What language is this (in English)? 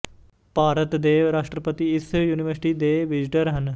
Punjabi